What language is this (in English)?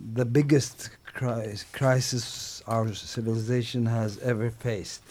Turkish